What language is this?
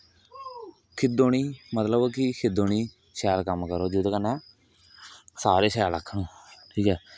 Dogri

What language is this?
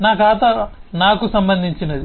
Telugu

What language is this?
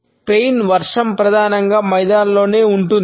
Telugu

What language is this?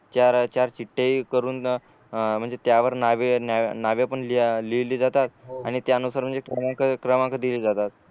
Marathi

